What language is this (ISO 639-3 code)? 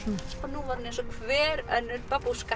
isl